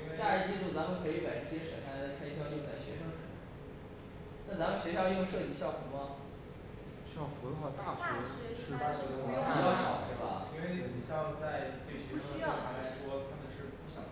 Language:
Chinese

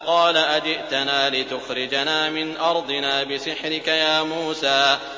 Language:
Arabic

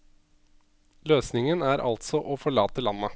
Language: Norwegian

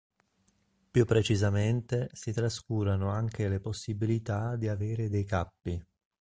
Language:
Italian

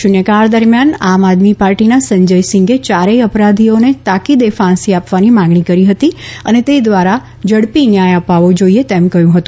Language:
Gujarati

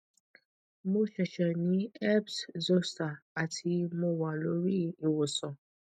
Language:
Yoruba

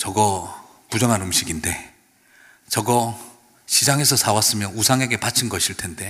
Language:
Korean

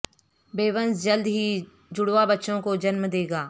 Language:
Urdu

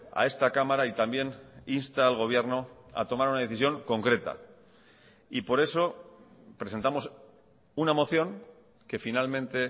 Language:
Spanish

